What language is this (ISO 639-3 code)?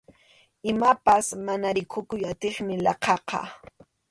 qxu